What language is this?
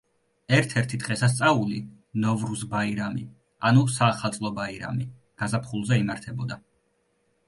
Georgian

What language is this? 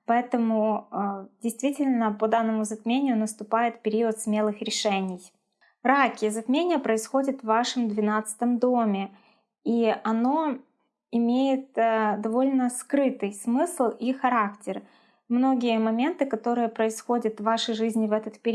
Russian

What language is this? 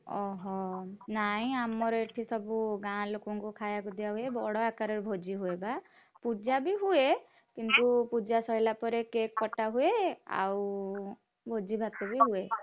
Odia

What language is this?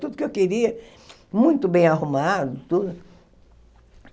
Portuguese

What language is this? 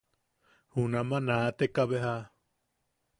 Yaqui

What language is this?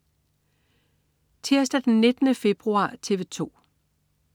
Danish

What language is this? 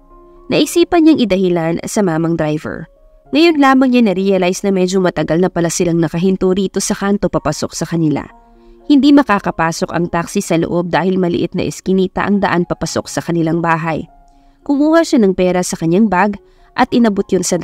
Filipino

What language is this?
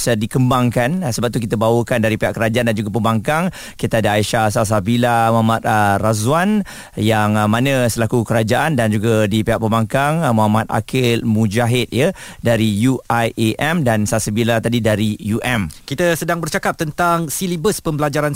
Malay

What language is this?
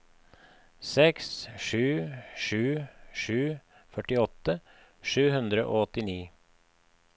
Norwegian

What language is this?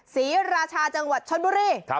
Thai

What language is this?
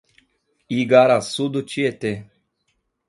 Portuguese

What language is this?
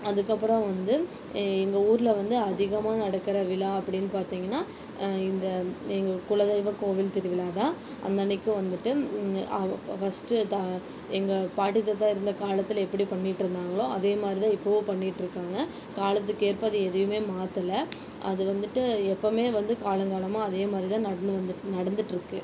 Tamil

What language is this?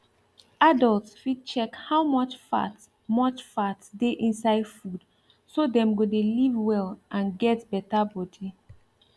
Nigerian Pidgin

